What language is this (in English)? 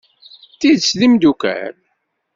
Kabyle